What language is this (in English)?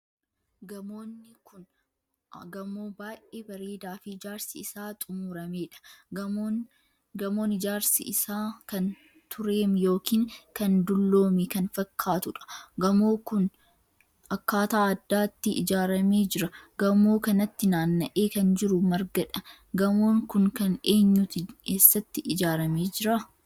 Oromo